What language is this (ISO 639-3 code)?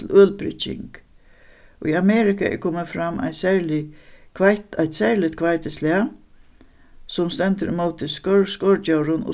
fao